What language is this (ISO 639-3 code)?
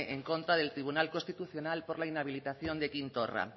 spa